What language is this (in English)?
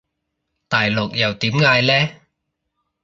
Cantonese